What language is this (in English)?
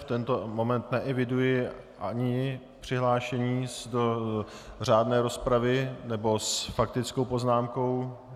Czech